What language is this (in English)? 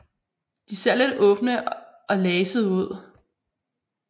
Danish